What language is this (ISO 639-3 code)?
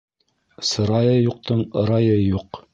bak